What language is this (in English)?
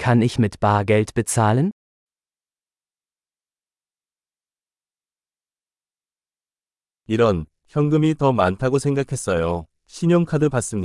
Korean